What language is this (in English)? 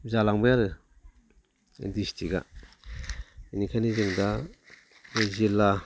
Bodo